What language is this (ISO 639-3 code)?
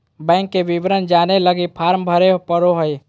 mag